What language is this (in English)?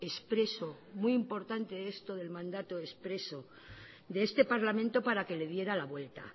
Spanish